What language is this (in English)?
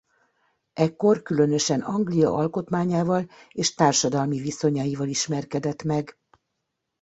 Hungarian